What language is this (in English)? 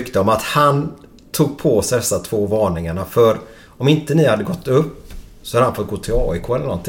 Swedish